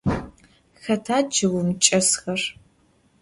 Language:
Adyghe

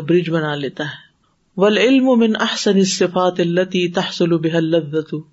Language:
Urdu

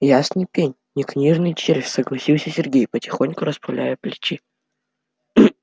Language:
Russian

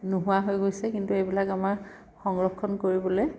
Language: Assamese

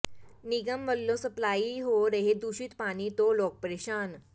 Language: Punjabi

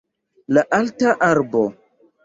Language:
Esperanto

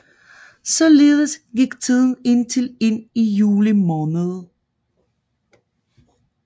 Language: Danish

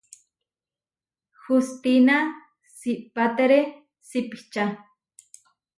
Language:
Huarijio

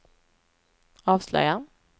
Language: Swedish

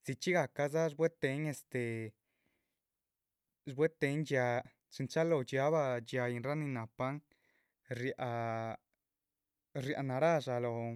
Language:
Chichicapan Zapotec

